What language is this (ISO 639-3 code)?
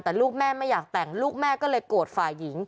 tha